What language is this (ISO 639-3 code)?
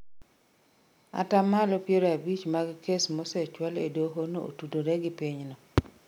luo